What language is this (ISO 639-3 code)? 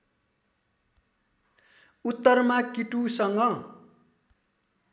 nep